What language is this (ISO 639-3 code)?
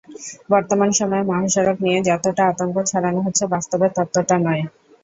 ben